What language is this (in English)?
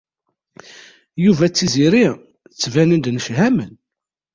Kabyle